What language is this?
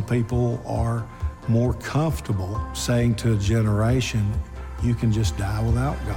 English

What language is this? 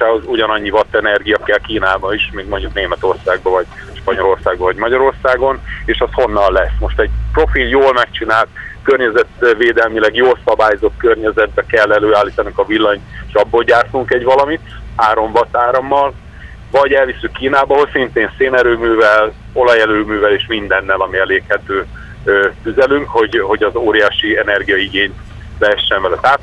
Hungarian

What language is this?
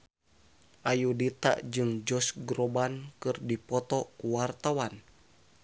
Sundanese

